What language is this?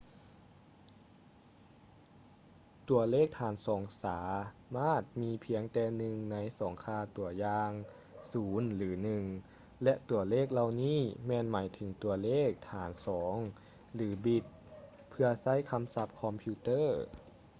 Lao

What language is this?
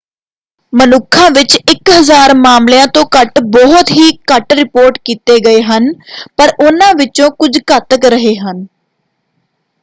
Punjabi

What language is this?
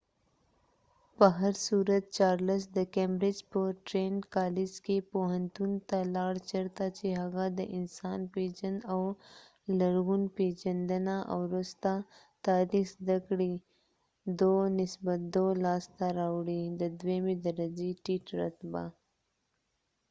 Pashto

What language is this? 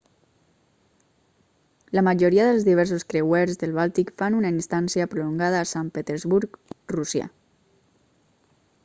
Catalan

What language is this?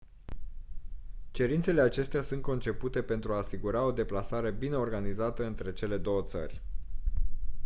Romanian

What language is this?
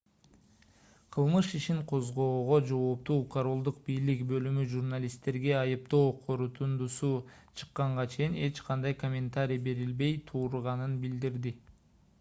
Kyrgyz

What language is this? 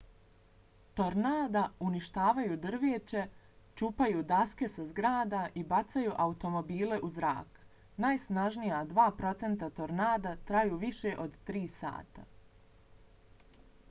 Bosnian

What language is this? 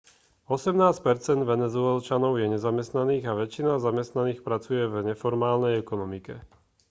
Slovak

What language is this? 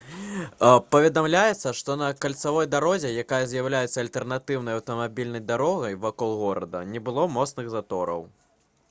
Belarusian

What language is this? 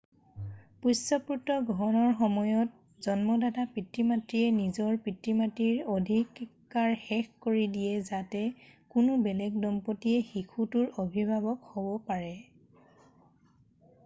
Assamese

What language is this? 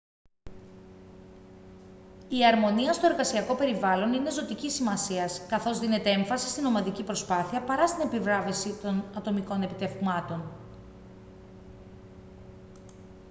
Greek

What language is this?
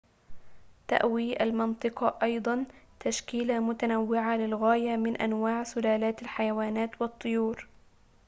Arabic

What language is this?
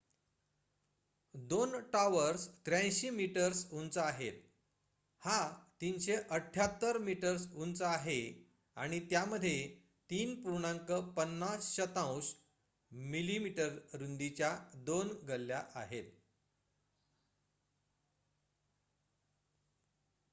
Marathi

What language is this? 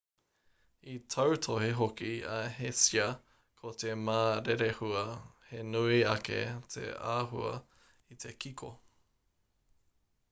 Māori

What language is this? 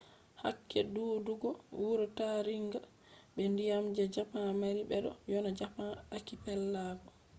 Fula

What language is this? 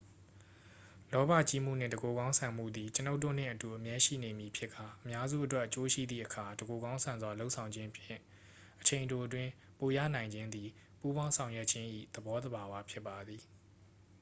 Burmese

